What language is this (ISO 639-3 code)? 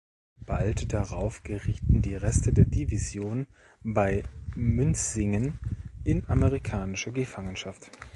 deu